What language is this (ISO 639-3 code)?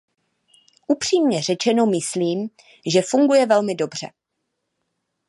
ces